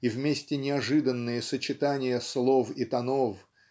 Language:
Russian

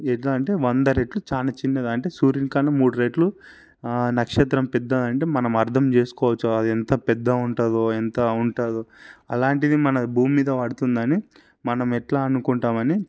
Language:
Telugu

